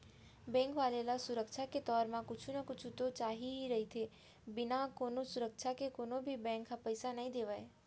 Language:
Chhattisgarhi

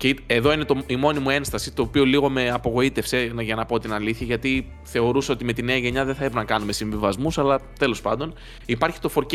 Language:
Greek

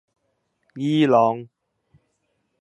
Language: Cantonese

